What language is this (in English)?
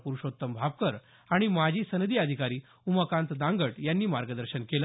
Marathi